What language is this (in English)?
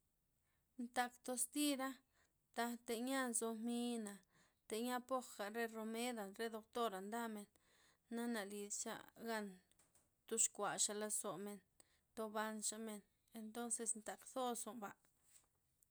Loxicha Zapotec